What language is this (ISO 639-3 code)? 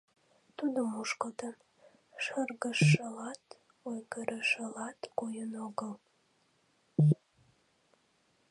chm